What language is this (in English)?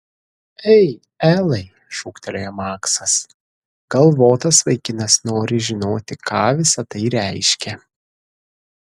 Lithuanian